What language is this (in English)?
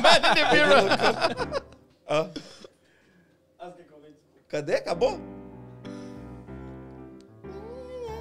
Portuguese